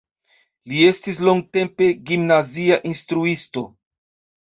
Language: Esperanto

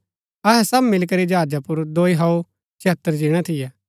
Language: Gaddi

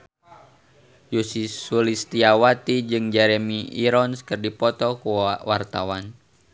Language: Sundanese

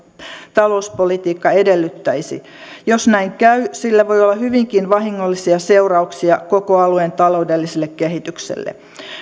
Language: Finnish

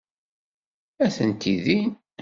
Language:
Kabyle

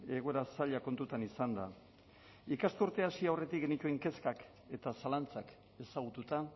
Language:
Basque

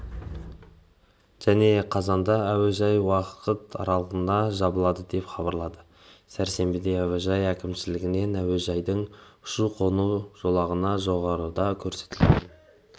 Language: Kazakh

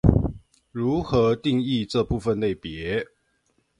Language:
Chinese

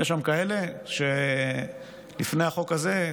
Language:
Hebrew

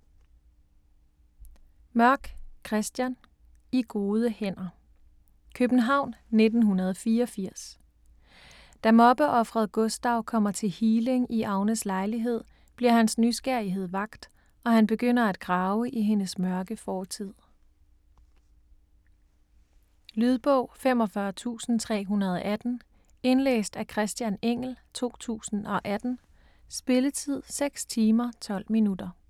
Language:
Danish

